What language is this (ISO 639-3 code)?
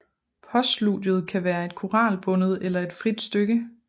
dan